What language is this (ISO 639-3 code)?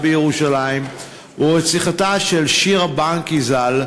heb